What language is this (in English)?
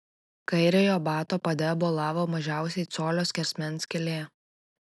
Lithuanian